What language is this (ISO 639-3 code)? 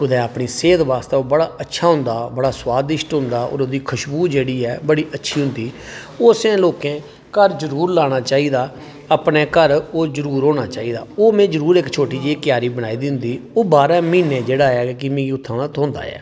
doi